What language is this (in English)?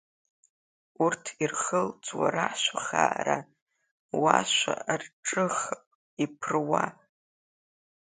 Abkhazian